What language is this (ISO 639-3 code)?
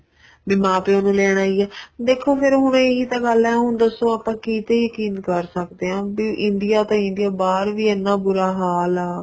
pan